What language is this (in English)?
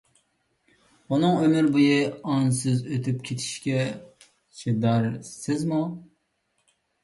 Uyghur